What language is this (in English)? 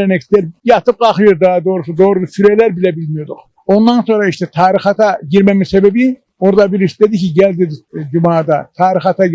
Turkish